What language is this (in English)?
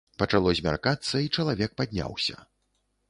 Belarusian